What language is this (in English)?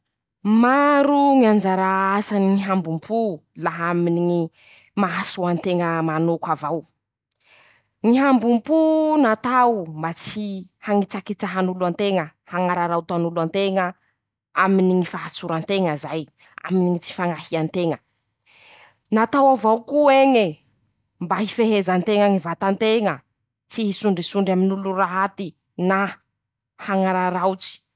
Masikoro Malagasy